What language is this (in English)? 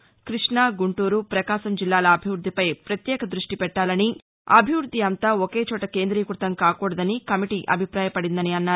Telugu